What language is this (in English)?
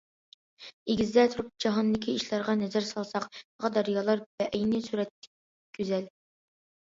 Uyghur